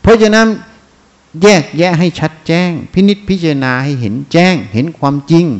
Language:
Thai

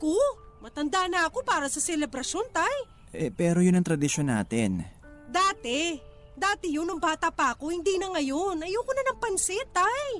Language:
Filipino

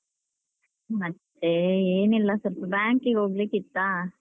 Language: Kannada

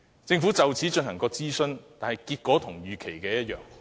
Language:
Cantonese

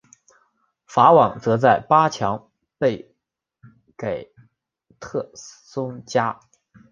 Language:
Chinese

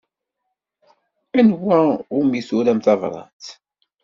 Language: Kabyle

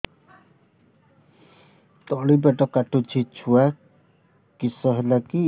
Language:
Odia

